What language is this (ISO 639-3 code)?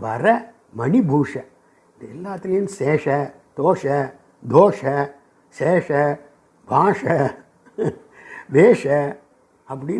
san